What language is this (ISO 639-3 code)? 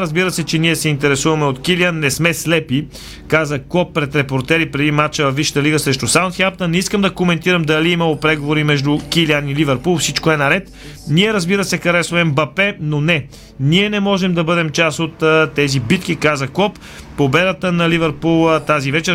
bul